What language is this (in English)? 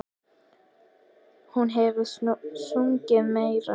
Icelandic